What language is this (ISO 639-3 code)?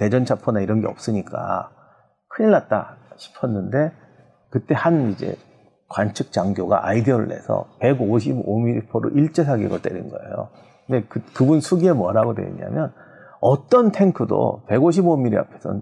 kor